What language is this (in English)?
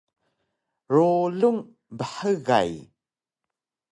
Taroko